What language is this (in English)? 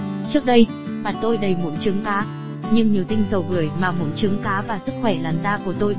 Vietnamese